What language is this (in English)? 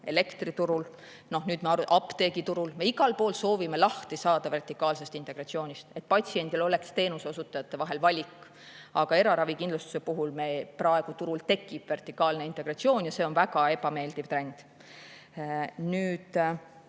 Estonian